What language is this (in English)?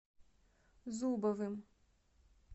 Russian